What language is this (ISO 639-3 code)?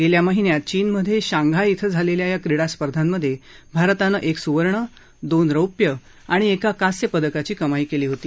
mar